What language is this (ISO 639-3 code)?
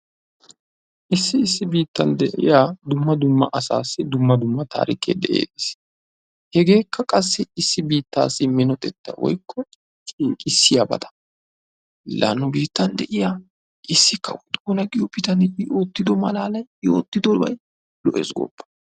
wal